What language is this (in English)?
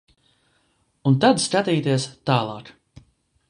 Latvian